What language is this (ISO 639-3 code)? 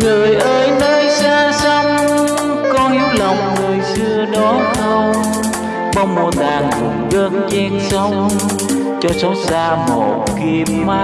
vie